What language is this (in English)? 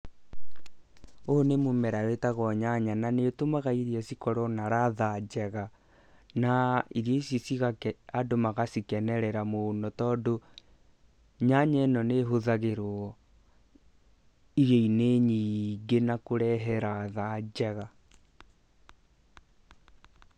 Kikuyu